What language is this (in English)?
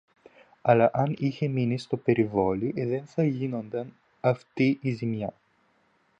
Greek